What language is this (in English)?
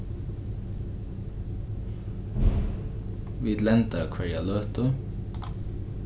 Faroese